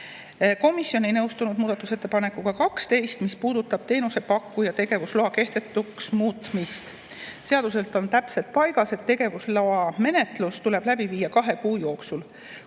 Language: Estonian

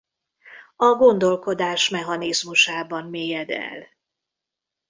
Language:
Hungarian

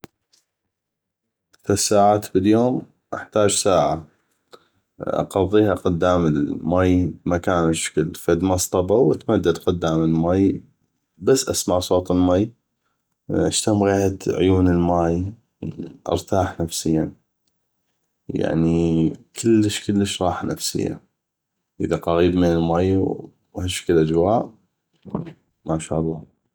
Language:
North Mesopotamian Arabic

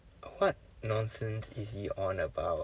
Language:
English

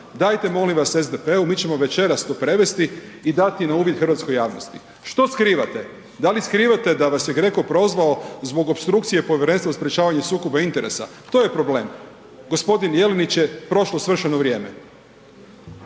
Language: Croatian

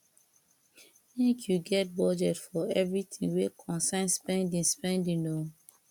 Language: Nigerian Pidgin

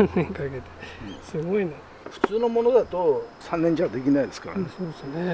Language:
Japanese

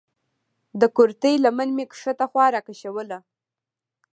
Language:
Pashto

